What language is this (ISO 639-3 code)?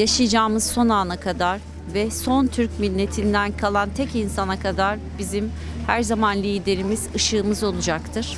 tur